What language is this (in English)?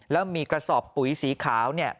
Thai